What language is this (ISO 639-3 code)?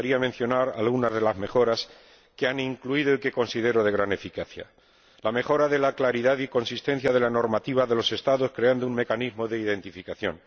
spa